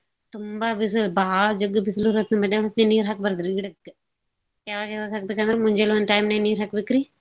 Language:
Kannada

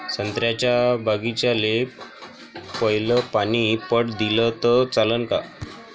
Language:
Marathi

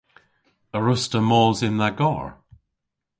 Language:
Cornish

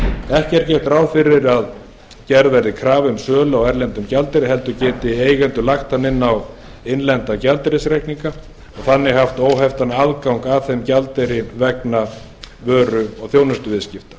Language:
Icelandic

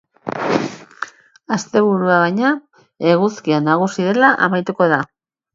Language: Basque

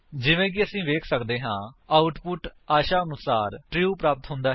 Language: Punjabi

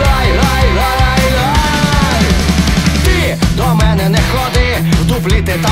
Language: Ukrainian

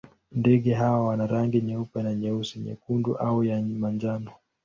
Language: Swahili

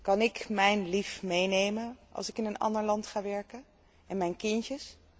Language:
Dutch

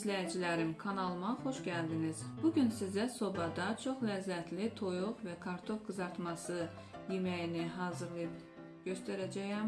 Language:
Turkish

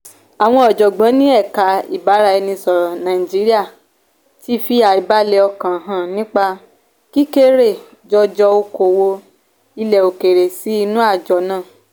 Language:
Yoruba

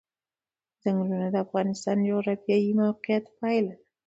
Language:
Pashto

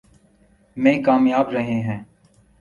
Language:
Urdu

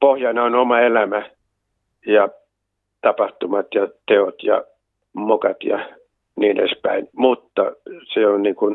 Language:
Finnish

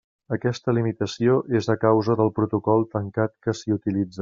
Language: Catalan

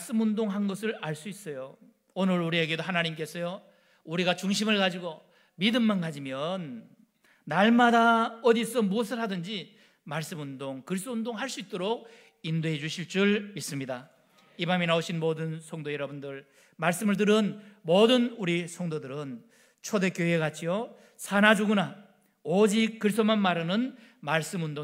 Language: Korean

